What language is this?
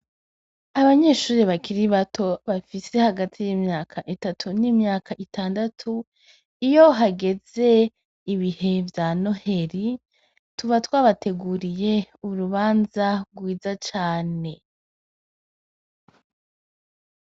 Rundi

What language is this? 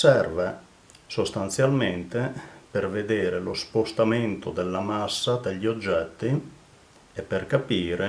Italian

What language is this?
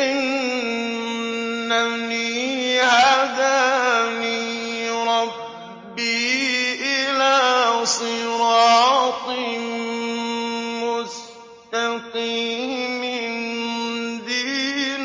Arabic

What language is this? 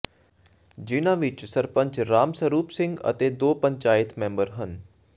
Punjabi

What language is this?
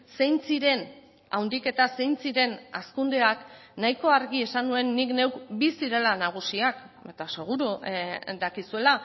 Basque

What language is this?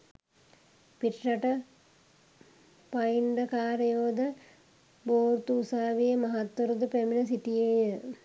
Sinhala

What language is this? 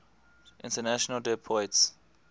English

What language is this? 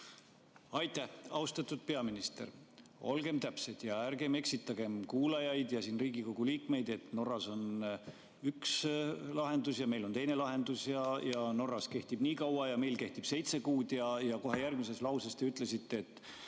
Estonian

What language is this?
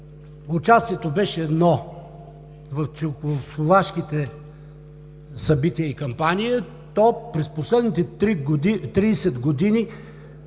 Bulgarian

